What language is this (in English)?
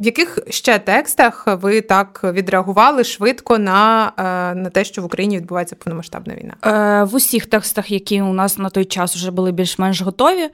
Ukrainian